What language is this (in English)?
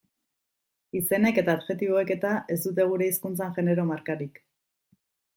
Basque